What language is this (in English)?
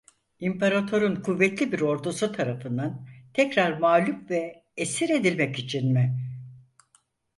Turkish